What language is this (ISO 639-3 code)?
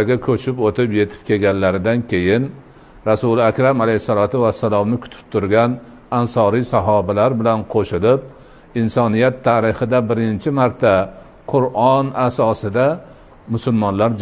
tur